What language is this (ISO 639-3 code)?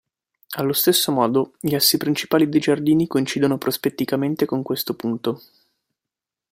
ita